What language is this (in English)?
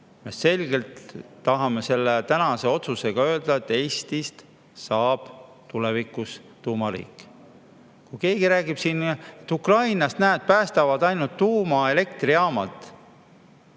Estonian